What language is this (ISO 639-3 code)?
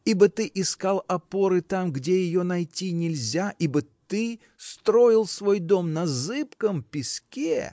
rus